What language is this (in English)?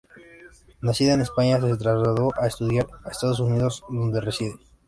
Spanish